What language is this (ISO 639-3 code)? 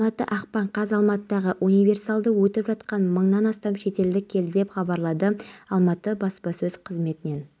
kaz